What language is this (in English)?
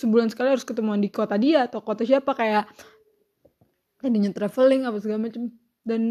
Indonesian